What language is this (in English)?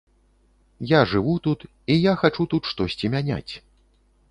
Belarusian